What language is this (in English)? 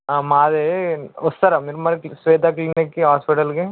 Telugu